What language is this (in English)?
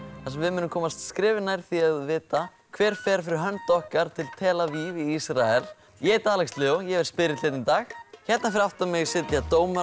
Icelandic